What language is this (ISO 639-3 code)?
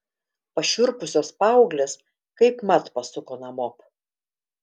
lit